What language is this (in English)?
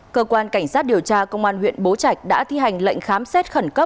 Vietnamese